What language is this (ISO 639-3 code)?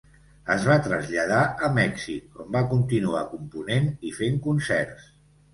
cat